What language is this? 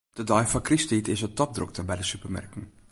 Western Frisian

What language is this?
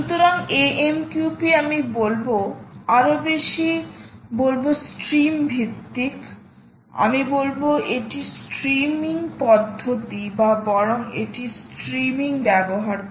Bangla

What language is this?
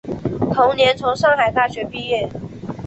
Chinese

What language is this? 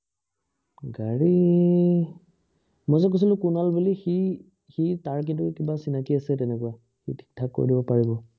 Assamese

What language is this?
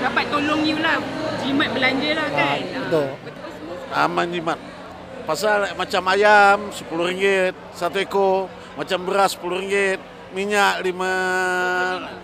Malay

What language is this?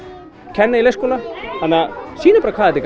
Icelandic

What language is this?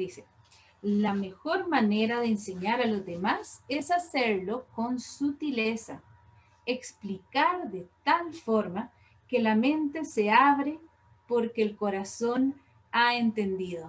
Spanish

